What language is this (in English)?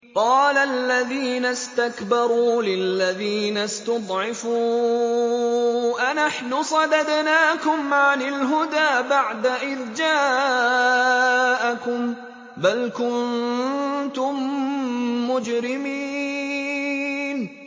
Arabic